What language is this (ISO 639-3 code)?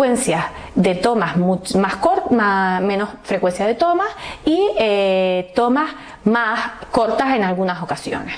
spa